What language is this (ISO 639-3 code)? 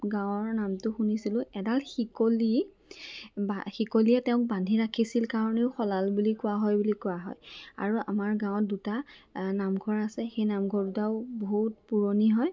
asm